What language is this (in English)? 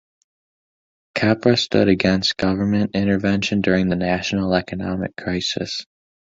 English